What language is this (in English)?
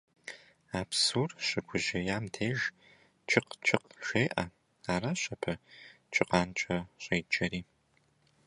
Kabardian